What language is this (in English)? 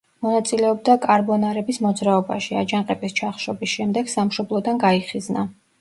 Georgian